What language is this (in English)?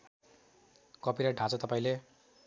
Nepali